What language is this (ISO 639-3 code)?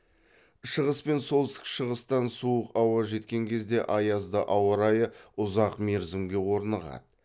kaz